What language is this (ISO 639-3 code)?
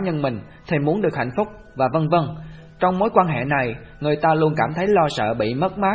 vie